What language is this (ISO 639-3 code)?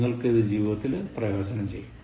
mal